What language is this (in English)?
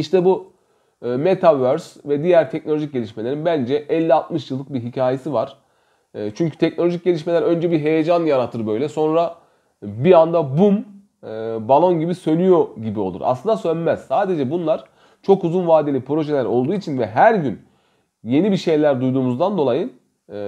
Turkish